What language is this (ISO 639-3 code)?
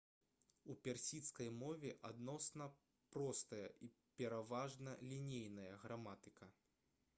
bel